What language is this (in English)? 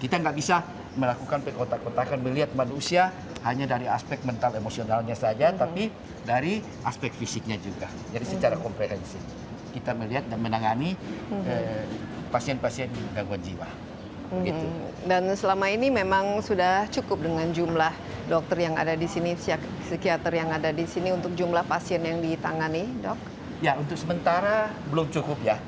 Indonesian